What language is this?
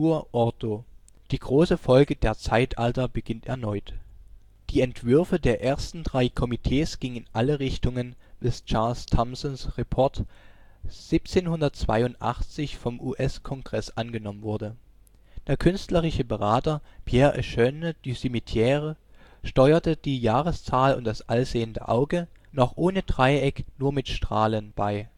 German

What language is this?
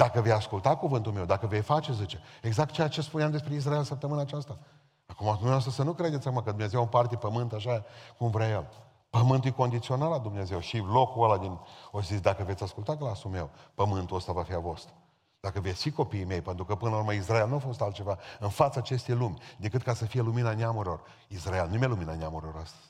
Romanian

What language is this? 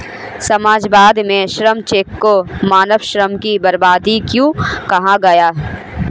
Hindi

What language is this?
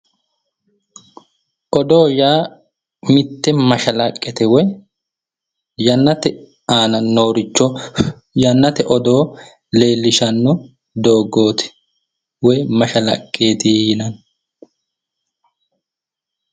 Sidamo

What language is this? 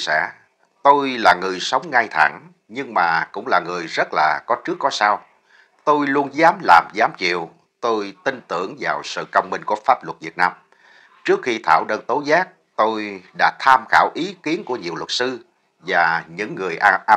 Vietnamese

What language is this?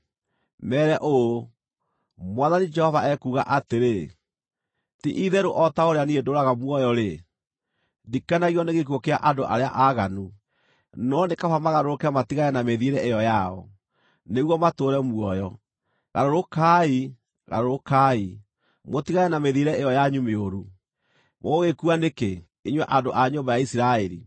Kikuyu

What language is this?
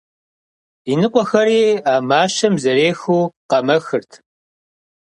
Kabardian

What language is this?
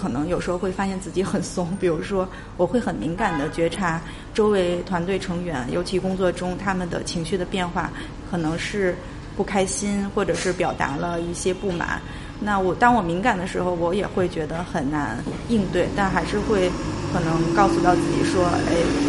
Chinese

